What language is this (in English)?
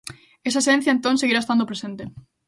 Galician